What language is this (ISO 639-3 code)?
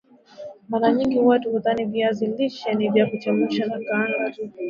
swa